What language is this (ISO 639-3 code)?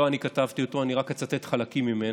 heb